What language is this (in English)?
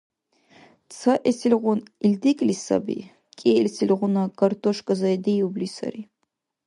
Dargwa